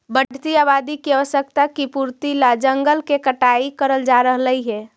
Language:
Magahi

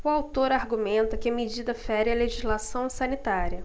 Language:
Portuguese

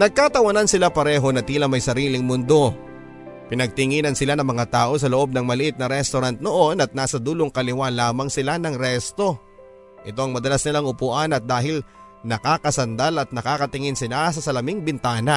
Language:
Filipino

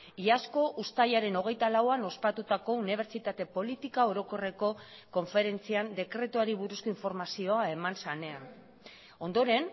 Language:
Basque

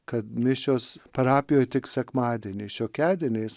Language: Lithuanian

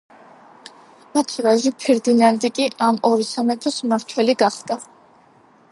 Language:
Georgian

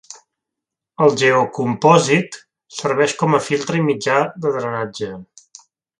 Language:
Catalan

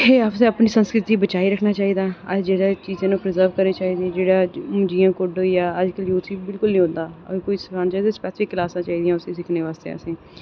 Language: Dogri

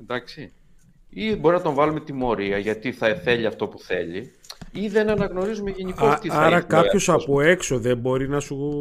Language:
Greek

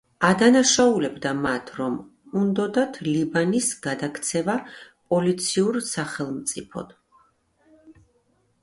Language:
Georgian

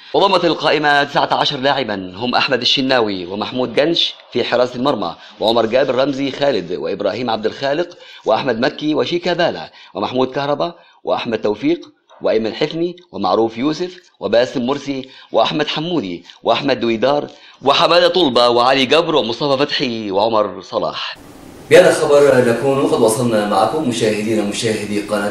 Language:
Arabic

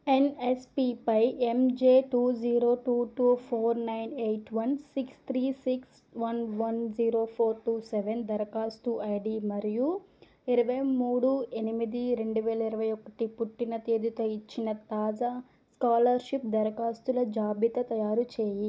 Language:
Telugu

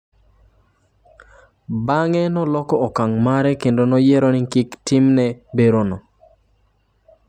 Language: Luo (Kenya and Tanzania)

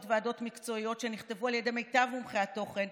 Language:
Hebrew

